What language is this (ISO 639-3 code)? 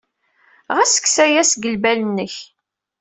kab